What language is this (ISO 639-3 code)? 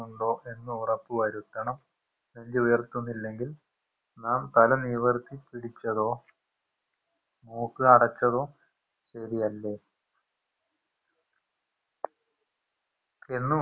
mal